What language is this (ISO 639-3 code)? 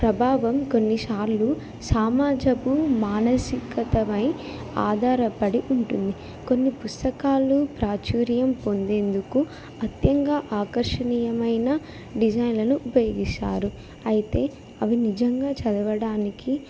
tel